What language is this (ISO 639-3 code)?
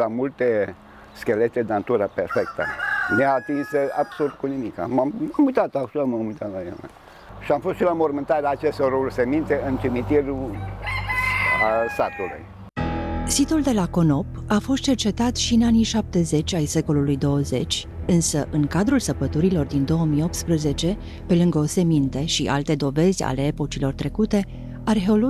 ron